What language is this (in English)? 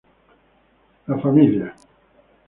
Spanish